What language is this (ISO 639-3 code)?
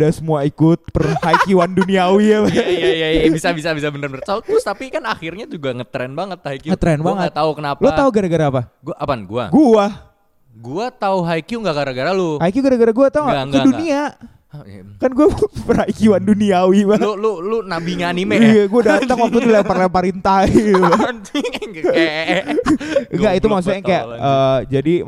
ind